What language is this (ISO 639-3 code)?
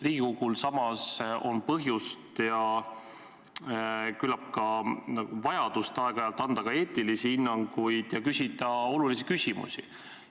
est